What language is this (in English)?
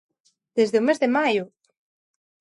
Galician